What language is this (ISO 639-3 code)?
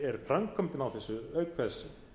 isl